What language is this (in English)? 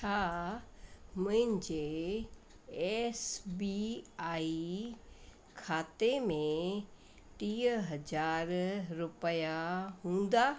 Sindhi